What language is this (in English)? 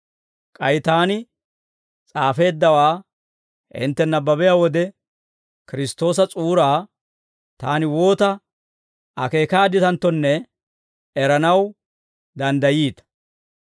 Dawro